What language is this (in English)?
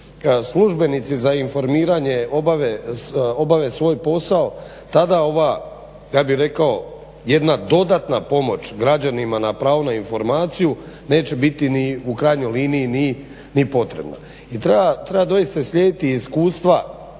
Croatian